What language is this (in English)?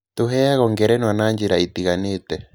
Kikuyu